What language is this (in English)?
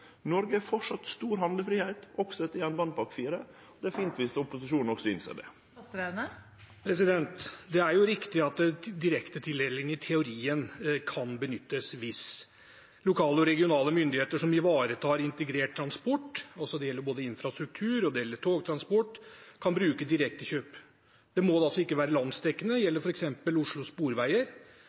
Norwegian